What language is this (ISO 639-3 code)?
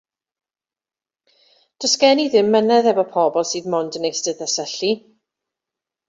cym